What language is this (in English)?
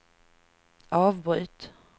Swedish